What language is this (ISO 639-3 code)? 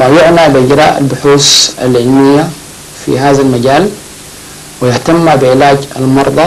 ara